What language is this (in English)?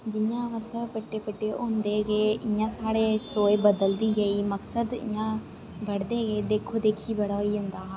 Dogri